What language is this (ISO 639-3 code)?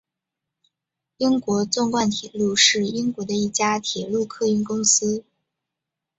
zho